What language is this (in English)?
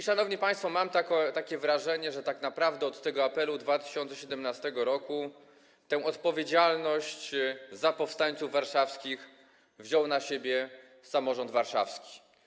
Polish